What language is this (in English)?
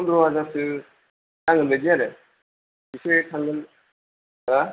Bodo